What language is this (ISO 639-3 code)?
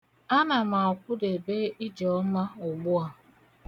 ibo